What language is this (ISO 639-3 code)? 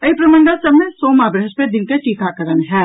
mai